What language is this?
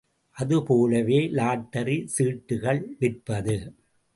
Tamil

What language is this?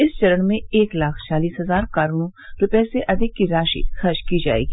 Hindi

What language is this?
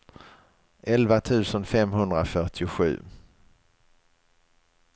Swedish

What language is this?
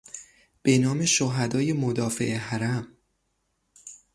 Persian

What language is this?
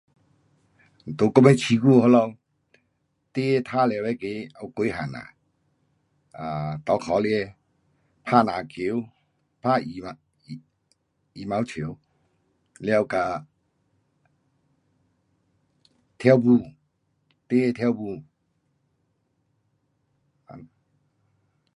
Pu-Xian Chinese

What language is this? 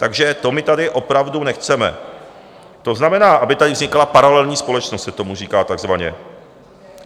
Czech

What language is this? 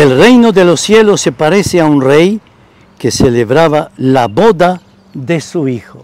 Spanish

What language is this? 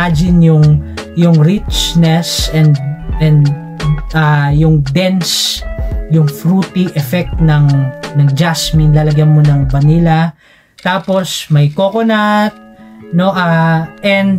Filipino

